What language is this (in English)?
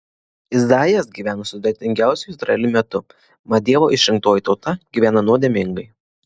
Lithuanian